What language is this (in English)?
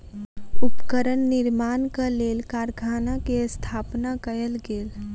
Maithili